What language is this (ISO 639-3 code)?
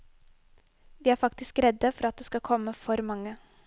nor